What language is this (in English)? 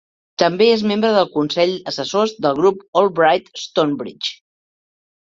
Catalan